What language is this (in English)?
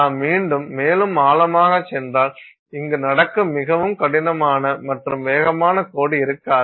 Tamil